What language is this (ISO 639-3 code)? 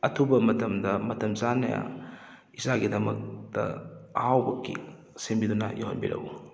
mni